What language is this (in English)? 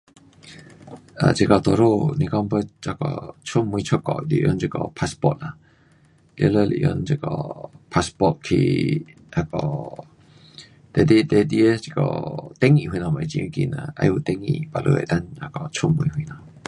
Pu-Xian Chinese